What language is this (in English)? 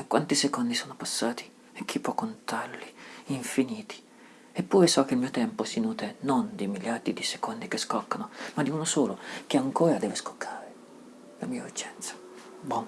Italian